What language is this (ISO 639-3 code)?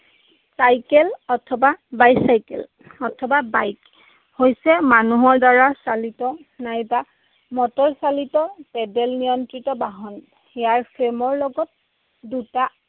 asm